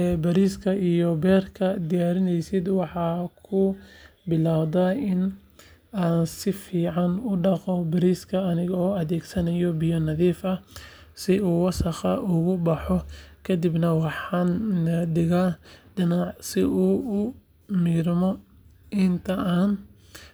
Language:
Somali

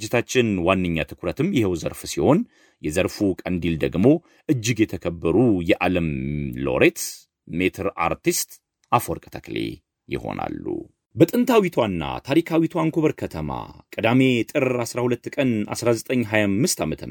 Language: Amharic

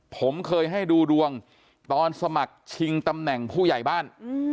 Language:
Thai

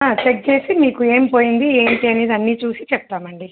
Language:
Telugu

